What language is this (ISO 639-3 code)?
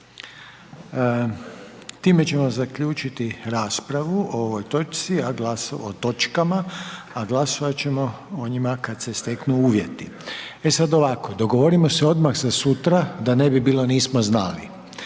hrv